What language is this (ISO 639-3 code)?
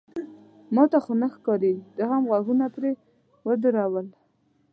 pus